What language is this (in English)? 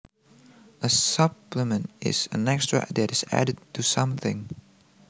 Javanese